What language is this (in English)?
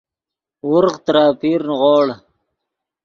Yidgha